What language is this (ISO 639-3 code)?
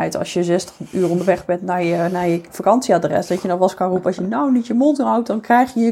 nld